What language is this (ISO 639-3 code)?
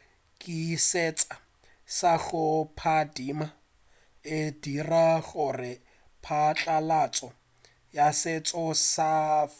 nso